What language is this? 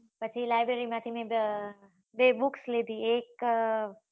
Gujarati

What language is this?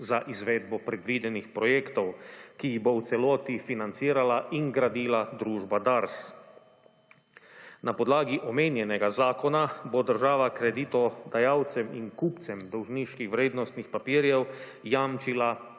Slovenian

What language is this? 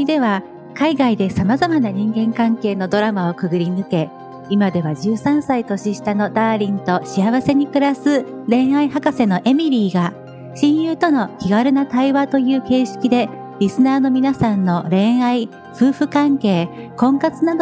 Japanese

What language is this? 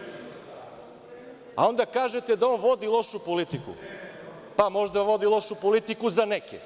Serbian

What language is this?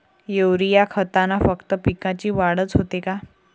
Marathi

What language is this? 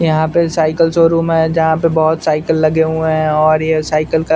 Hindi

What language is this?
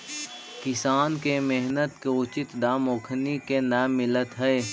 Magahi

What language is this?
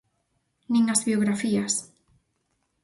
Galician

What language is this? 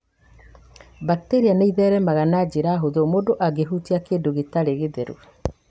Kikuyu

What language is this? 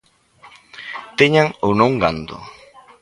Galician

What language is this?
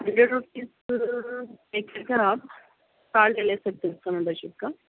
Urdu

